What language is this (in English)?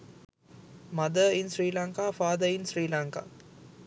Sinhala